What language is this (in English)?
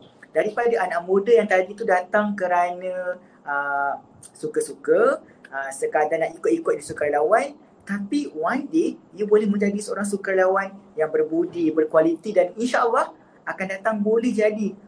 Malay